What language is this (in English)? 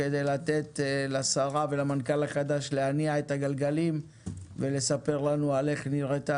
Hebrew